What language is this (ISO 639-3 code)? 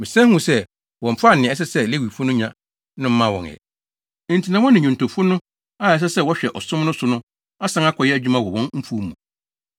aka